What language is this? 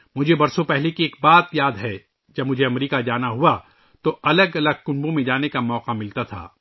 Urdu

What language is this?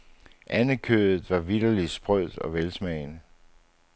Danish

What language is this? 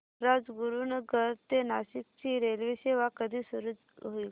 Marathi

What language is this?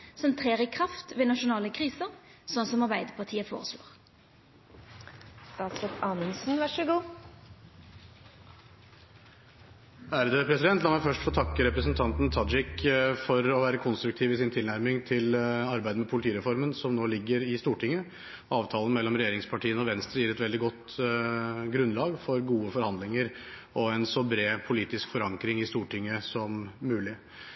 Norwegian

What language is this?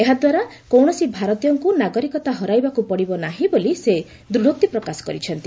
Odia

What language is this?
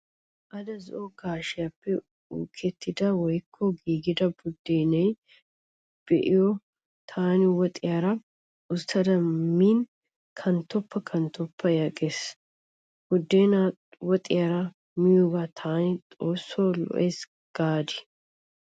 Wolaytta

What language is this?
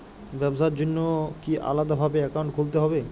Bangla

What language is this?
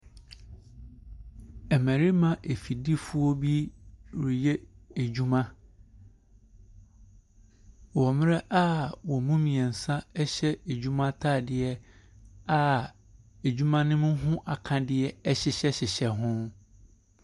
Akan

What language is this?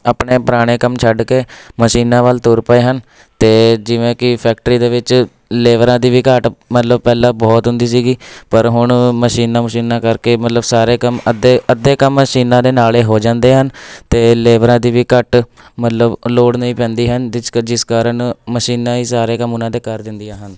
Punjabi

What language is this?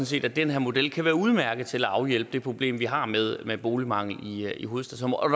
Danish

